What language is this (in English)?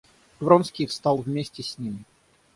Russian